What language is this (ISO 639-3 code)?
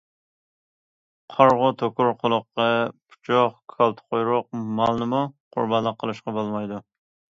uig